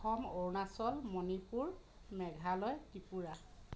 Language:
Assamese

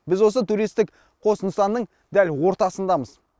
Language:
Kazakh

